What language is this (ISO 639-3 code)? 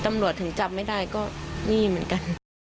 tha